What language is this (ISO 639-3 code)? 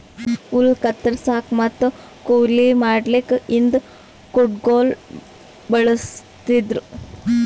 kan